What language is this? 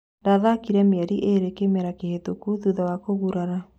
Kikuyu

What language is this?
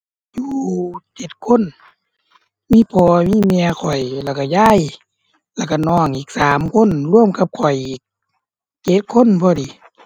Thai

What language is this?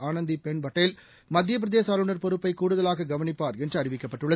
Tamil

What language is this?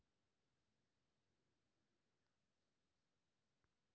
Maithili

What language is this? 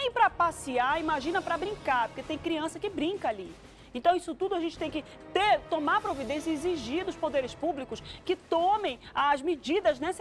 Portuguese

